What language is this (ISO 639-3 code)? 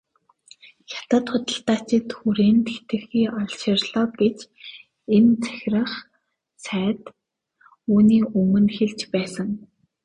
mon